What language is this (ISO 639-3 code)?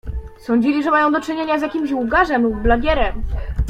pol